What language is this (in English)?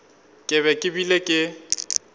Northern Sotho